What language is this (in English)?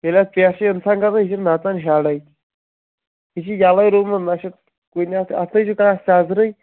Kashmiri